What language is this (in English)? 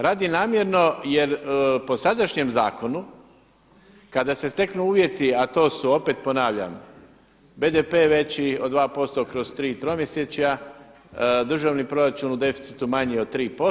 Croatian